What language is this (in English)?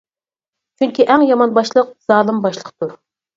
Uyghur